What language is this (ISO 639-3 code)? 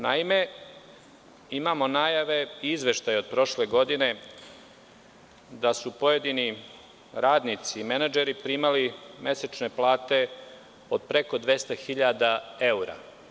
srp